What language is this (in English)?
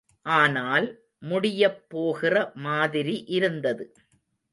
Tamil